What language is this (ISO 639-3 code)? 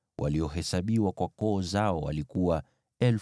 swa